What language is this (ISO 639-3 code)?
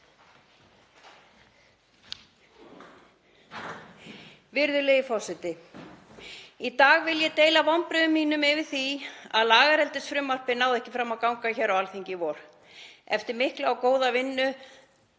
isl